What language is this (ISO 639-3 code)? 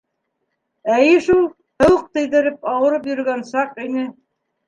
bak